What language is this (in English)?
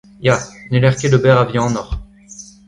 Breton